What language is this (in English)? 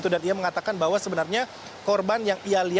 Indonesian